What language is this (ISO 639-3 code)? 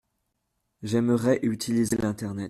fra